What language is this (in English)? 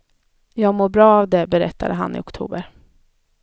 Swedish